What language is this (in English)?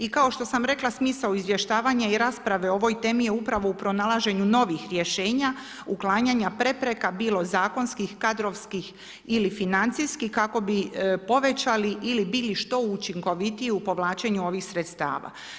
Croatian